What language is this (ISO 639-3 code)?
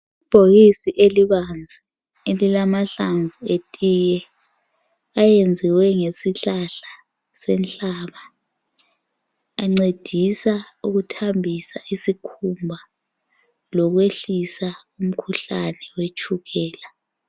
nde